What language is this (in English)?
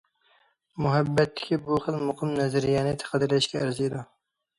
Uyghur